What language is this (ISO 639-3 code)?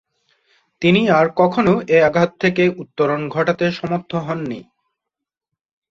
ben